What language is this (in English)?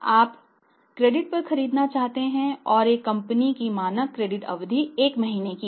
Hindi